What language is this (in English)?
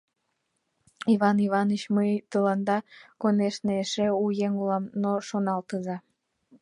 Mari